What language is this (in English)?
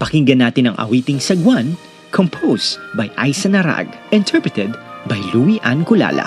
Filipino